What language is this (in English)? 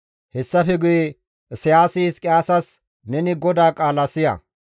Gamo